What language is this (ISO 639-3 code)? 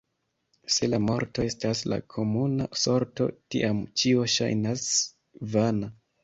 epo